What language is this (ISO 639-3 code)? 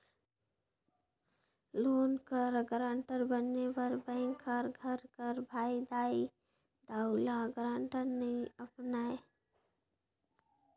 hne